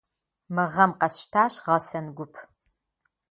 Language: Kabardian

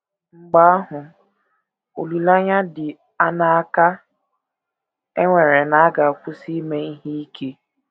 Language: Igbo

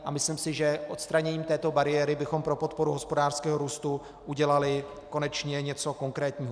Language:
Czech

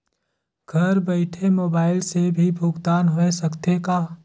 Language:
Chhattisgarhi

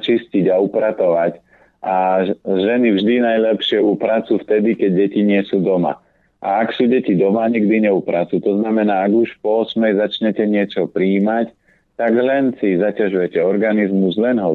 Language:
Slovak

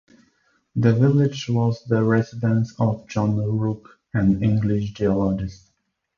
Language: English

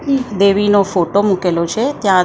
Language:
Gujarati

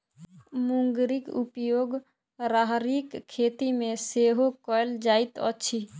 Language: Maithili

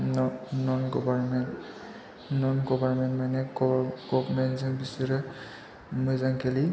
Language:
Bodo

